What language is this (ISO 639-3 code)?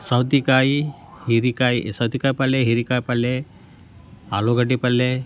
kan